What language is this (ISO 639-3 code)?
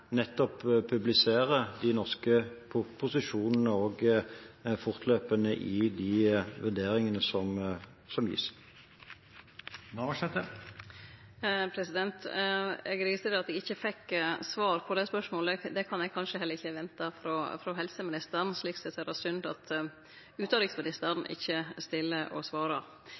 nor